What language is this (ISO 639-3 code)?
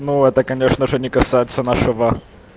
rus